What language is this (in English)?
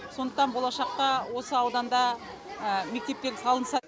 Kazakh